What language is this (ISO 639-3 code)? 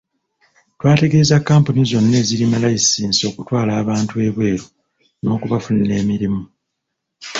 lug